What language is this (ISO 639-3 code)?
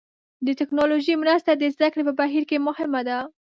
pus